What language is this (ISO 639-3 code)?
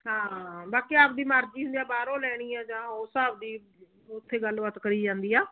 pan